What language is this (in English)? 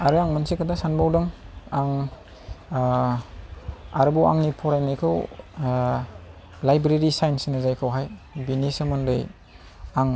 Bodo